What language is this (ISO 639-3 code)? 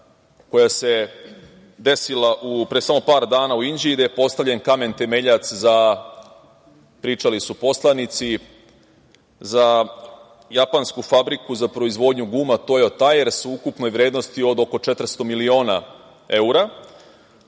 srp